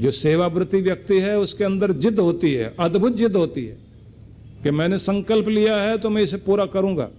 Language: Hindi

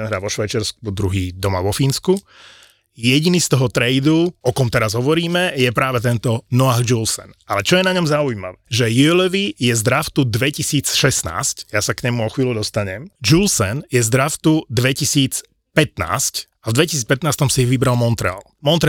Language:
Slovak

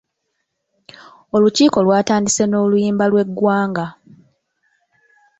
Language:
Ganda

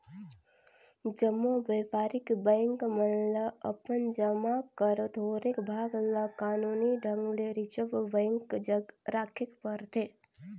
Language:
Chhattisgarhi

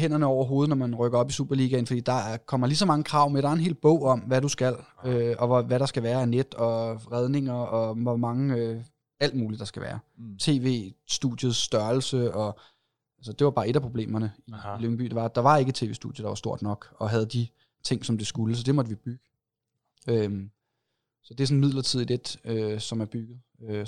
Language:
Danish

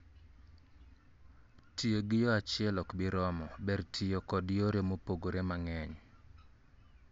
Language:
Luo (Kenya and Tanzania)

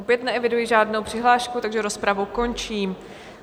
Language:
Czech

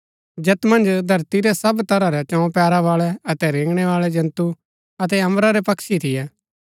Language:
Gaddi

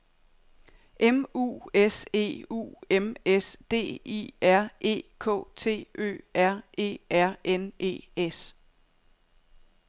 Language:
Danish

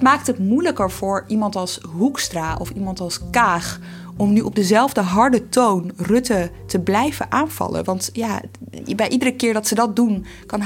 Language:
Dutch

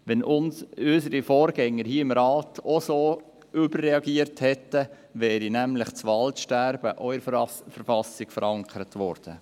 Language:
Swiss German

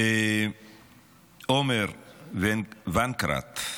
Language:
Hebrew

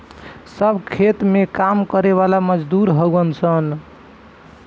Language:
Bhojpuri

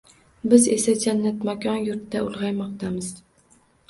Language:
Uzbek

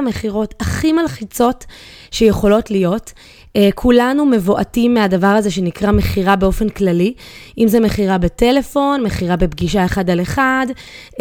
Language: Hebrew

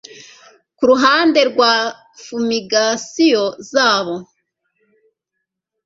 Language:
Kinyarwanda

